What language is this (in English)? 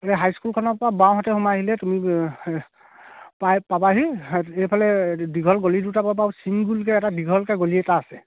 Assamese